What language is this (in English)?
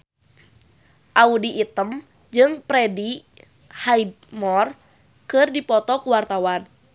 Sundanese